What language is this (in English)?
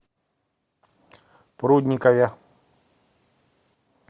Russian